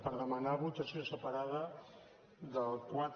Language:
Catalan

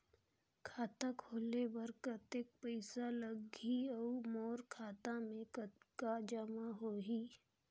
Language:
Chhattisgarhi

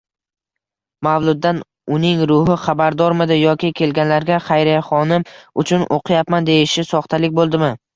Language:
Uzbek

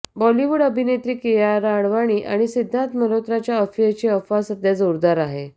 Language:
Marathi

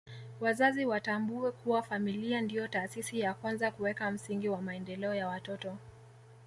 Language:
Swahili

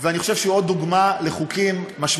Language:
Hebrew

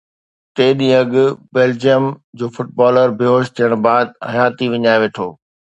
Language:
Sindhi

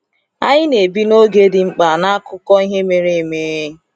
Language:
Igbo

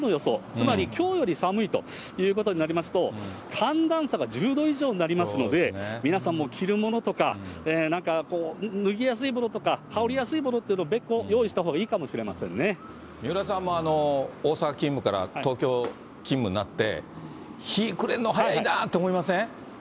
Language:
Japanese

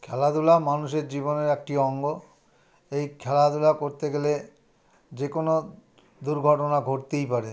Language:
Bangla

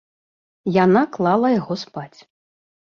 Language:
Belarusian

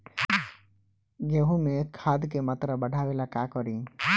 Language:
Bhojpuri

